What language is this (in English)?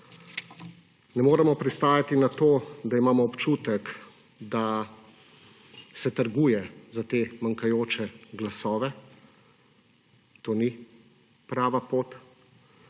Slovenian